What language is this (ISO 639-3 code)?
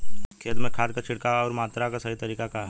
bho